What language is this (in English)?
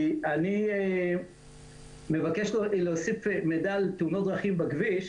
Hebrew